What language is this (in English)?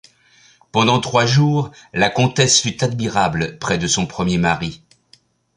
French